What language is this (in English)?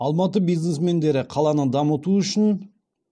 Kazakh